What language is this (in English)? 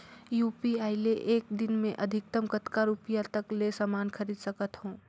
Chhattisgarhi